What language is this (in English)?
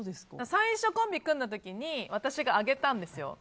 Japanese